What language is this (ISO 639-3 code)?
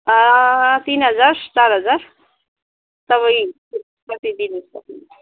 nep